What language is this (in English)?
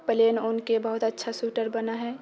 Maithili